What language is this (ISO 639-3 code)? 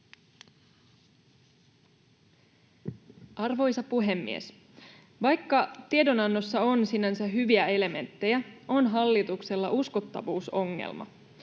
fin